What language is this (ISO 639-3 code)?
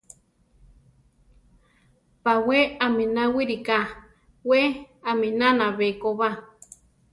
tar